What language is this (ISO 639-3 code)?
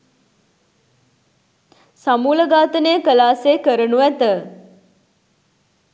sin